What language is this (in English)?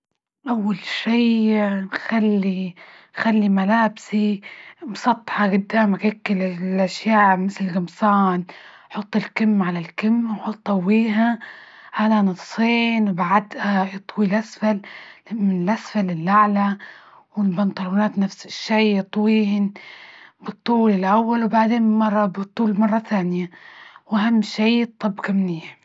Libyan Arabic